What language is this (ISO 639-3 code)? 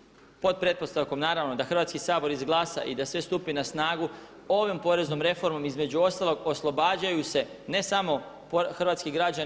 hrv